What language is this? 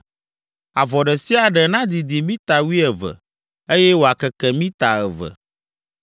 Ewe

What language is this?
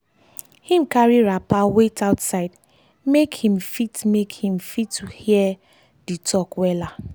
Nigerian Pidgin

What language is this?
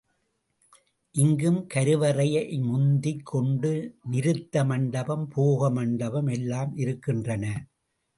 Tamil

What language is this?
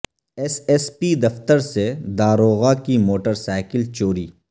Urdu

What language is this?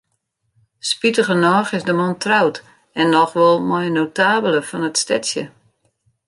Western Frisian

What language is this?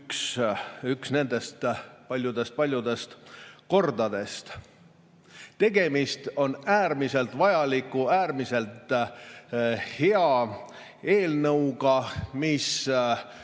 Estonian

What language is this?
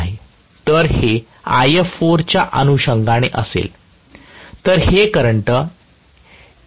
Marathi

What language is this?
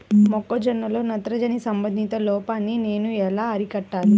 Telugu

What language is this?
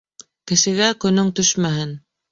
Bashkir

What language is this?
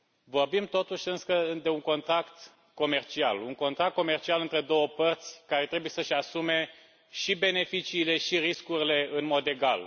Romanian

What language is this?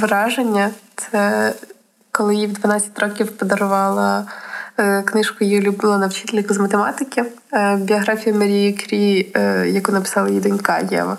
Ukrainian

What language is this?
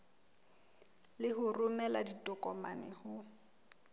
Southern Sotho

